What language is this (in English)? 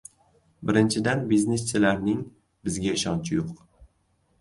Uzbek